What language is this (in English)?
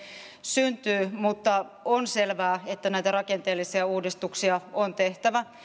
Finnish